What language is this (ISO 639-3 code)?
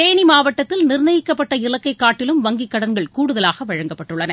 tam